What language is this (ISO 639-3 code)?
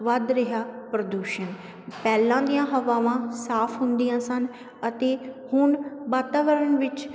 pan